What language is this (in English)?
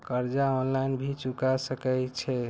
Maithili